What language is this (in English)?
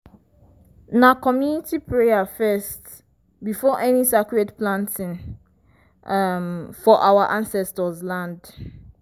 Nigerian Pidgin